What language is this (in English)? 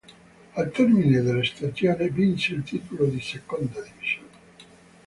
Italian